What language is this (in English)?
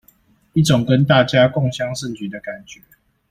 Chinese